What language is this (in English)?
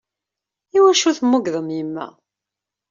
Kabyle